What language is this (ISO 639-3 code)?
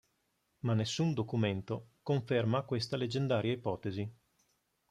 ita